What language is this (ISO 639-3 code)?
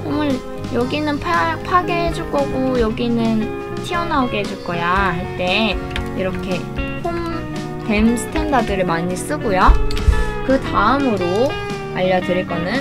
kor